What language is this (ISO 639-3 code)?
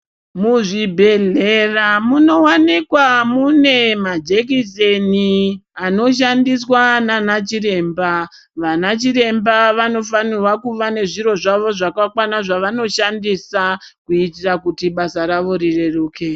ndc